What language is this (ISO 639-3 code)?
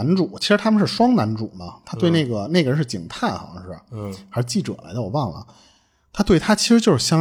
zho